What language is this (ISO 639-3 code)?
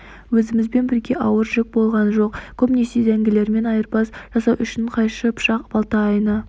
kaz